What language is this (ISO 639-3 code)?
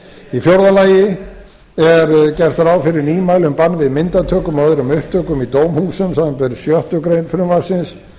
isl